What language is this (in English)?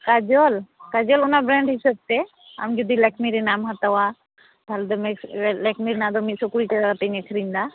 Santali